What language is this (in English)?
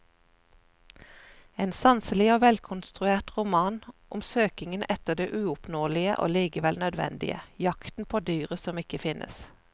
Norwegian